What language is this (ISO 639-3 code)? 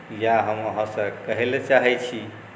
mai